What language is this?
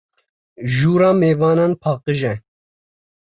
Kurdish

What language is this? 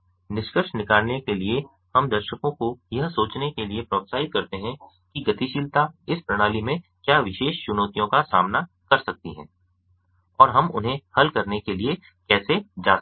Hindi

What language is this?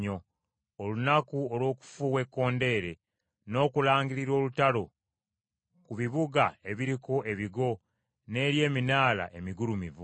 Ganda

